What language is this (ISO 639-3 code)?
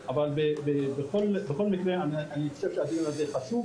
heb